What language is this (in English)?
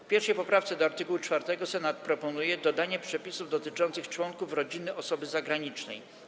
Polish